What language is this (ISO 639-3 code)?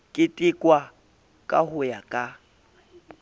sot